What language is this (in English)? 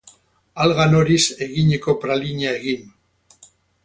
Basque